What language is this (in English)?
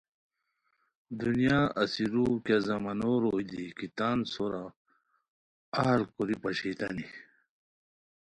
Khowar